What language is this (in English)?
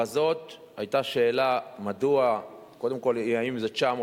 Hebrew